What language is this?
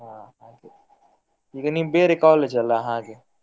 Kannada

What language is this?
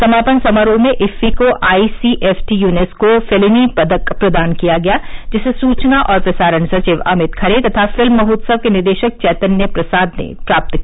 Hindi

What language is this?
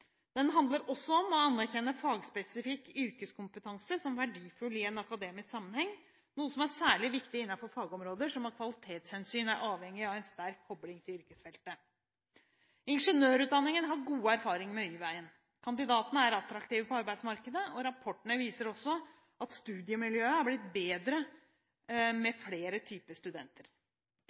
Norwegian Bokmål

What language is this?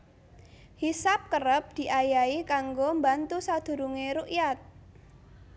Javanese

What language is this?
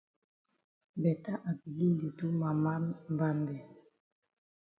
Cameroon Pidgin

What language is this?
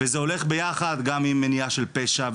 Hebrew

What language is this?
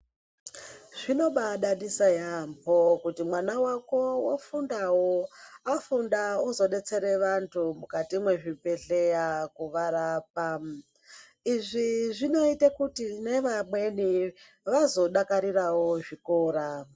Ndau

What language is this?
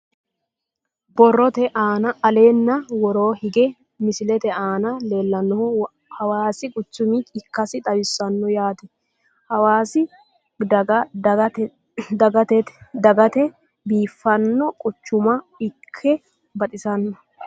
Sidamo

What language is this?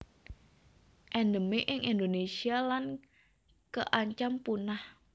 Javanese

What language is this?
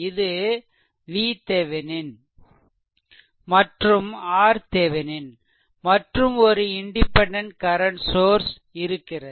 Tamil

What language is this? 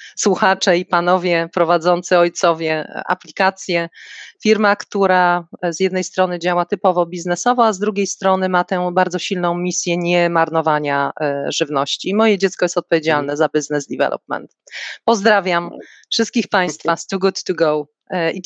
Polish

